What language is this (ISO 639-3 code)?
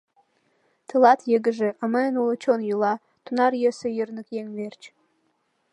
chm